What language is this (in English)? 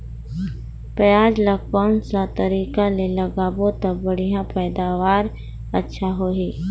Chhattisgarhi